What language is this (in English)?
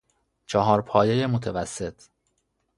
Persian